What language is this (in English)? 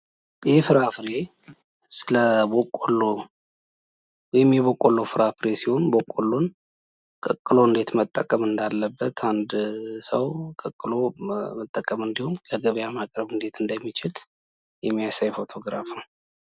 Amharic